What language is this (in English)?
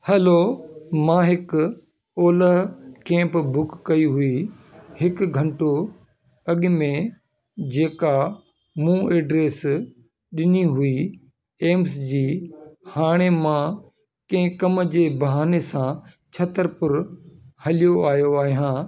Sindhi